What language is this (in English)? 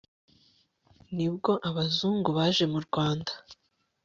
Kinyarwanda